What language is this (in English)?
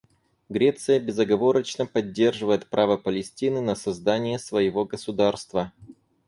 Russian